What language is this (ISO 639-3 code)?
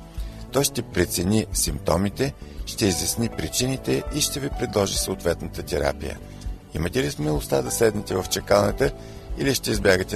bul